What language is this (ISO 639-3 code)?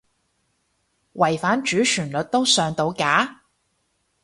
yue